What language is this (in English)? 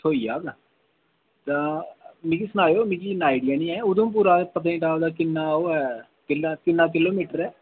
Dogri